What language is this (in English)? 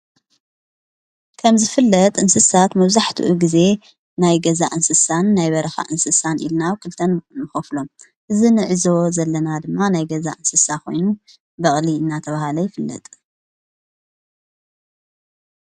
Tigrinya